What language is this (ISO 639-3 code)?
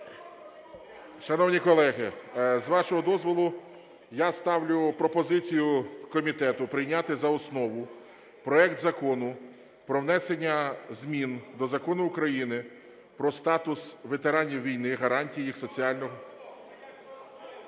ukr